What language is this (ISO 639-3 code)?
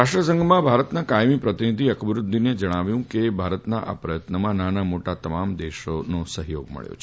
guj